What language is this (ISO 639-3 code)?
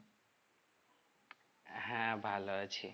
ben